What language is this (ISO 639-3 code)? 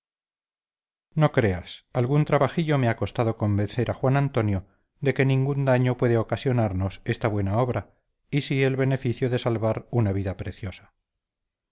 spa